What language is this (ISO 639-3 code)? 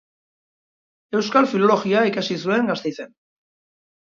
eus